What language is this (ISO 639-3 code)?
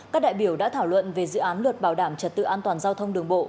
vie